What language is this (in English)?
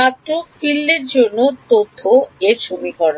Bangla